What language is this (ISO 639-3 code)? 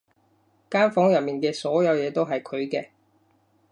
yue